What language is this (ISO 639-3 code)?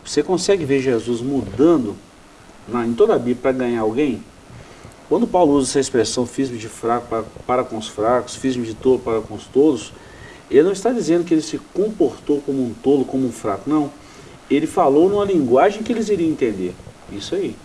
por